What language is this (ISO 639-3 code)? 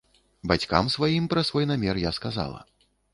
bel